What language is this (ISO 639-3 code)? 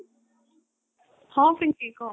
ori